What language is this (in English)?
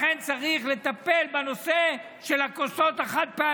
Hebrew